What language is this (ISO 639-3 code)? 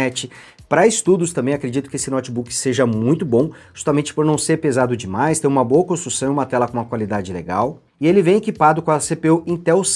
por